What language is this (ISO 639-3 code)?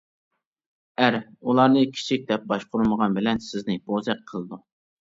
uig